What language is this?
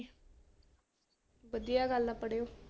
Punjabi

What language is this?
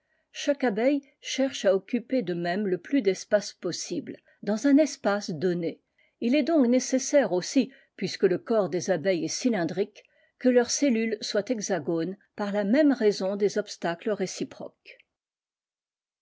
French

